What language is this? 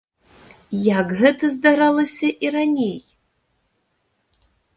Belarusian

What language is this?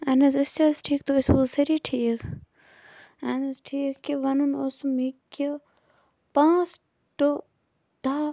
Kashmiri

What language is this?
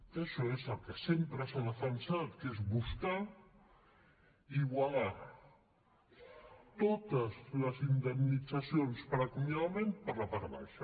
Catalan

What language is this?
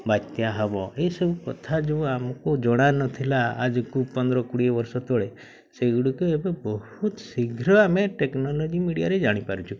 Odia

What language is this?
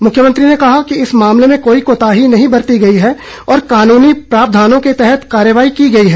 Hindi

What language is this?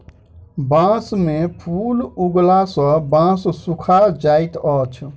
Maithili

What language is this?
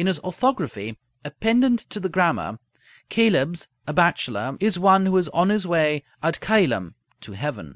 English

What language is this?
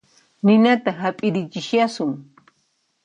Puno Quechua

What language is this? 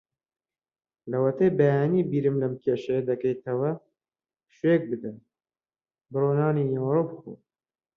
Central Kurdish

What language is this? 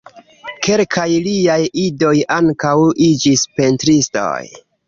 Esperanto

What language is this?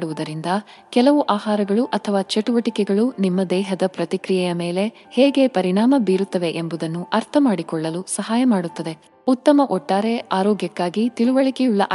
Kannada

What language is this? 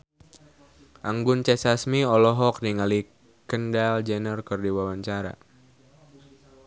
Sundanese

